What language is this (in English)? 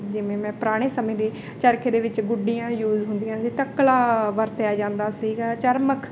Punjabi